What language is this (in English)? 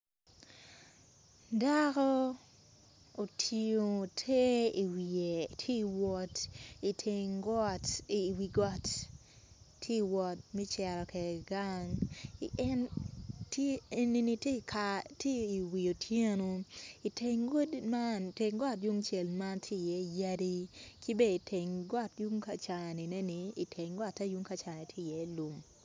Acoli